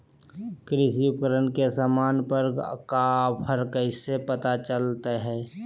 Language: Magahi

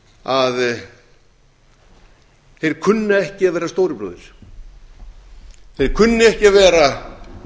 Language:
Icelandic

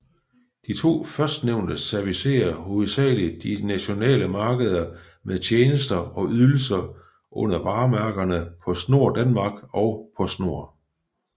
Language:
Danish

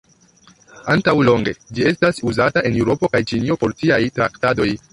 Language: Esperanto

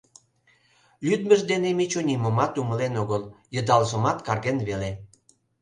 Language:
Mari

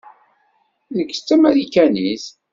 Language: Kabyle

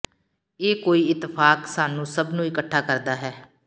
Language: Punjabi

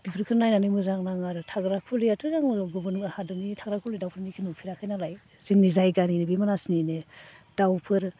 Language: Bodo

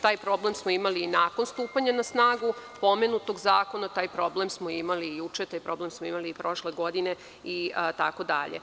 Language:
Serbian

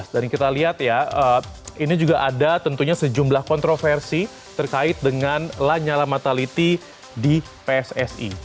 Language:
Indonesian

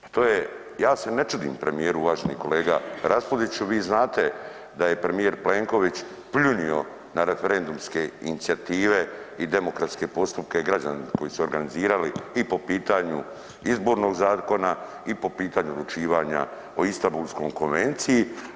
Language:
Croatian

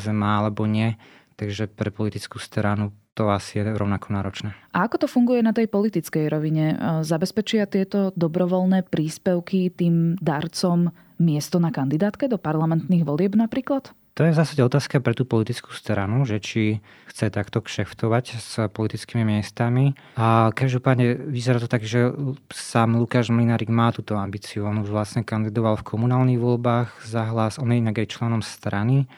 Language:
Slovak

